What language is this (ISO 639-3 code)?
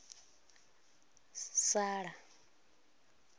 ven